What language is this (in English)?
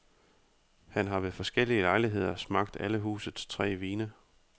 Danish